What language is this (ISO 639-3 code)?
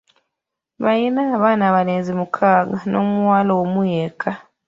lug